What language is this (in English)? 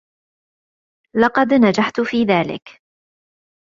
Arabic